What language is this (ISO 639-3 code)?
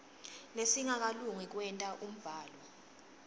ssw